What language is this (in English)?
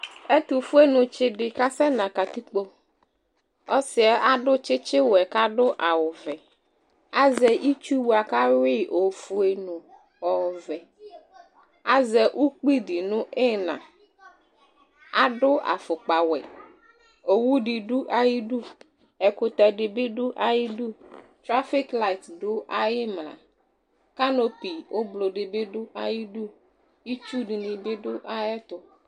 Ikposo